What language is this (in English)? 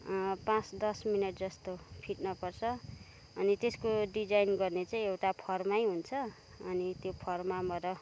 Nepali